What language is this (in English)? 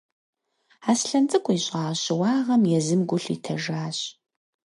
Kabardian